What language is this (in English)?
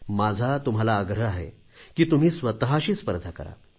Marathi